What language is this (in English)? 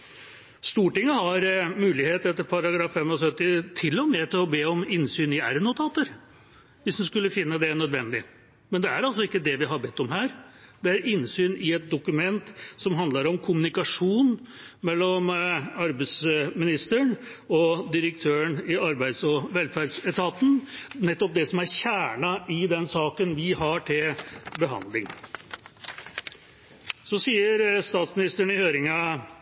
Norwegian Bokmål